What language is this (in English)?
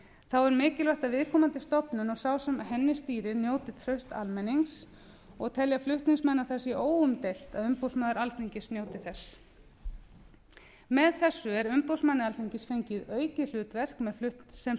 Icelandic